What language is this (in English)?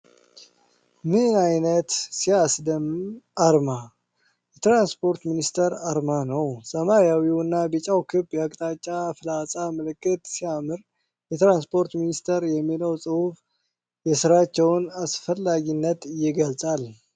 Amharic